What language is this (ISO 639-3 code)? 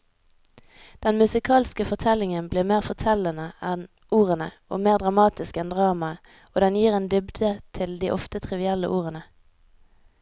nor